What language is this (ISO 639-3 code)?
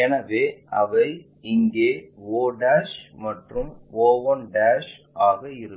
tam